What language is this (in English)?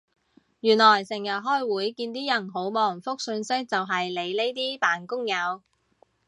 Cantonese